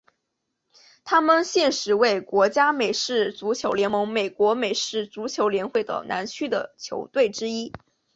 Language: Chinese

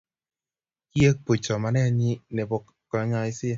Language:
Kalenjin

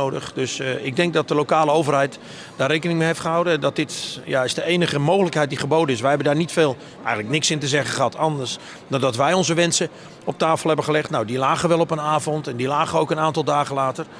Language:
Dutch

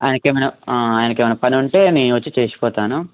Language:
Telugu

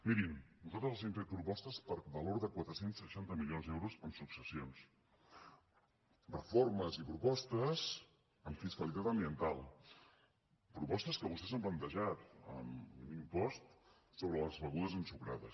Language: Catalan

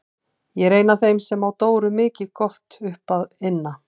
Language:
Icelandic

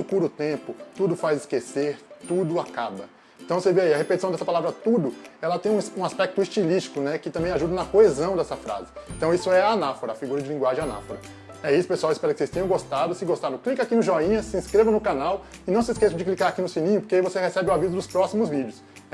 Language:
Portuguese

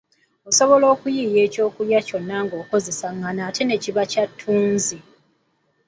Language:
Ganda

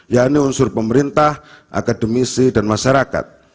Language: Indonesian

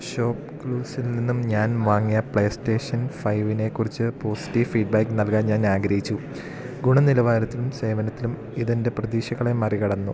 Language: Malayalam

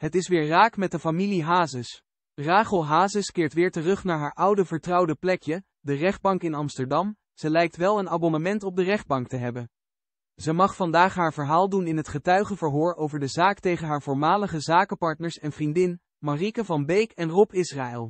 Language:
Dutch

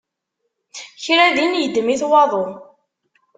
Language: Kabyle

